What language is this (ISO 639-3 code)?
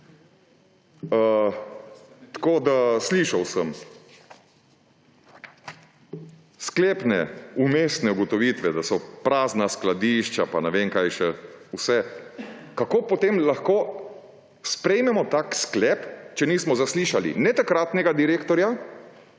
slv